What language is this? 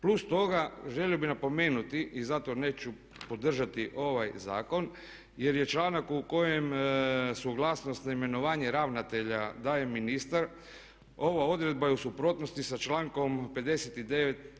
Croatian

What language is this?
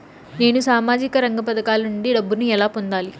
Telugu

